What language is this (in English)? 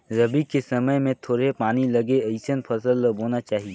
Chhattisgarhi